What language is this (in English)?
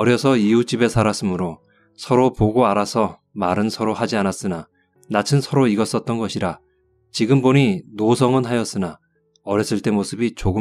Korean